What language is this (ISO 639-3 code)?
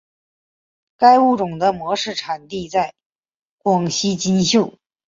zho